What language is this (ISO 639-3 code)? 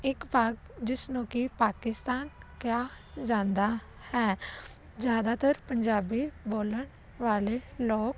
pan